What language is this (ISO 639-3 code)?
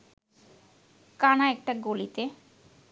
ben